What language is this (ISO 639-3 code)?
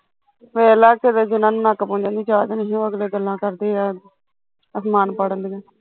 pan